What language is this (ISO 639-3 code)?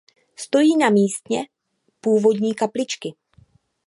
ces